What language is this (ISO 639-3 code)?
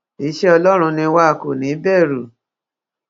yor